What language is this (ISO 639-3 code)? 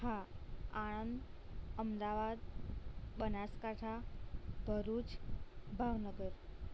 guj